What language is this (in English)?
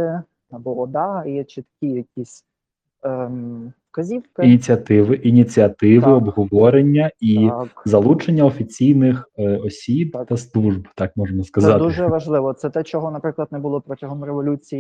Ukrainian